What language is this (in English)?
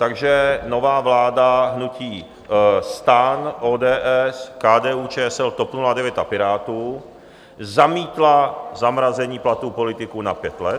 Czech